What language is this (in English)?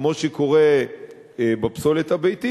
Hebrew